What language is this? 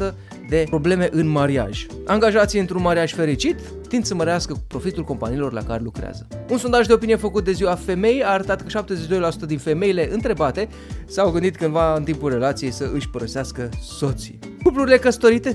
Romanian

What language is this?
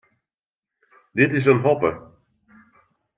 Western Frisian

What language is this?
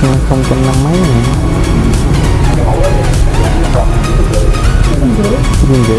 Vietnamese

